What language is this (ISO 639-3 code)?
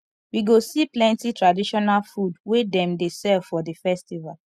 pcm